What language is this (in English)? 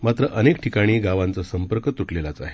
Marathi